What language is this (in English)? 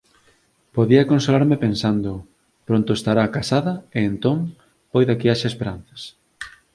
Galician